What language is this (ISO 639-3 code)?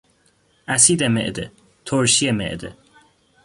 fas